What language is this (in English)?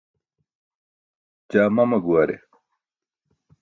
Burushaski